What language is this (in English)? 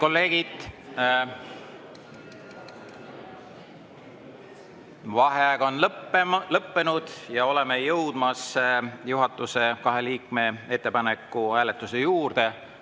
Estonian